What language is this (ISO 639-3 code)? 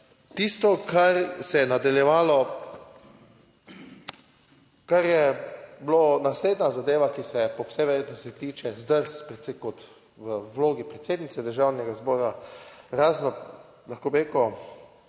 slv